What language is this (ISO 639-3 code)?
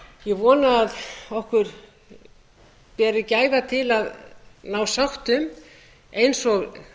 isl